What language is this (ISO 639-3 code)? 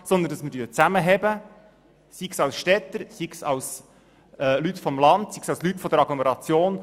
gsw